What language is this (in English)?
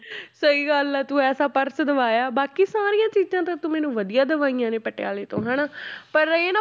Punjabi